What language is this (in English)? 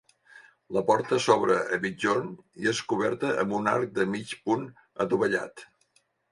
Catalan